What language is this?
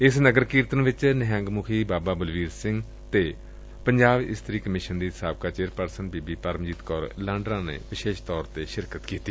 Punjabi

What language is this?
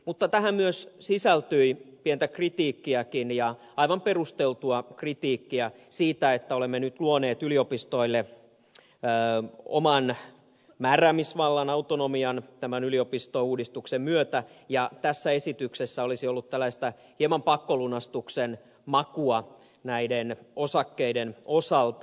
Finnish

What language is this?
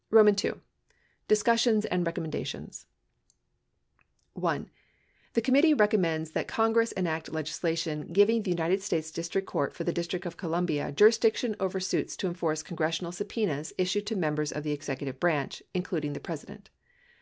English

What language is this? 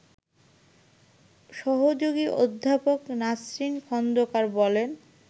Bangla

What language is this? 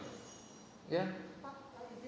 Indonesian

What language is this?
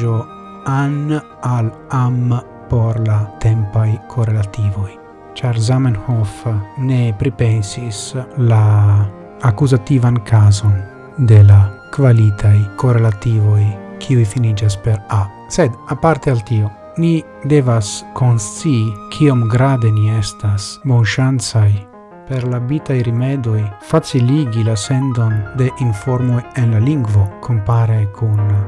Italian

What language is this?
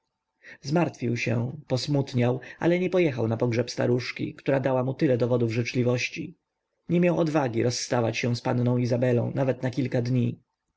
Polish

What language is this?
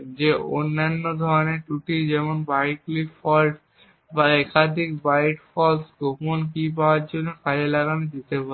Bangla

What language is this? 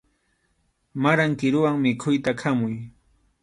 Arequipa-La Unión Quechua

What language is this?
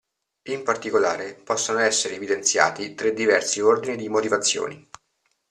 Italian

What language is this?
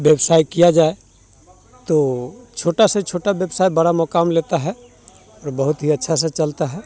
Hindi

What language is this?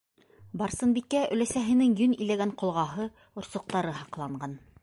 Bashkir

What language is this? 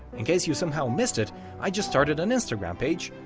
English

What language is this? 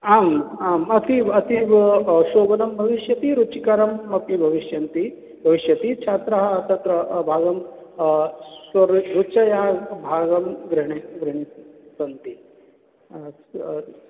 Sanskrit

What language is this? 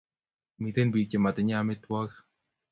Kalenjin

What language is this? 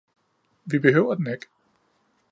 Danish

